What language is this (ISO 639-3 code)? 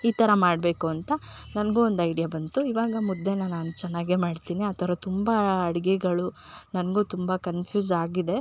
kan